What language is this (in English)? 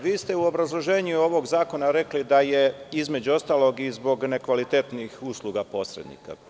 Serbian